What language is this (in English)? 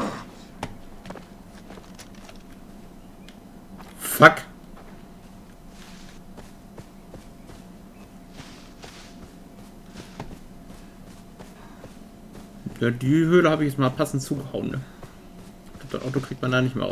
German